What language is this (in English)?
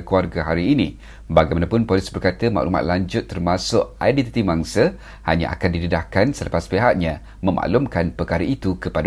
Malay